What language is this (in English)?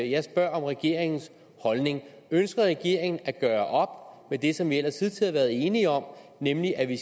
Danish